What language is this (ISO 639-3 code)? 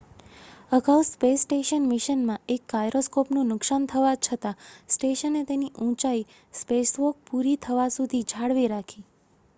guj